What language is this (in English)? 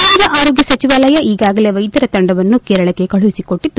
Kannada